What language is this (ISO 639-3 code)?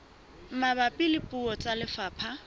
sot